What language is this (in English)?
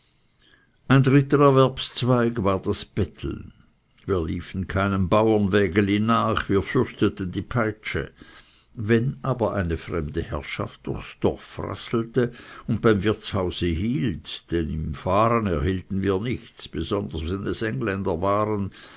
German